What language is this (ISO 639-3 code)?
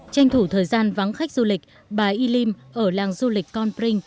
vie